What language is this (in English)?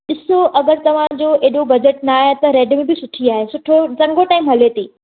Sindhi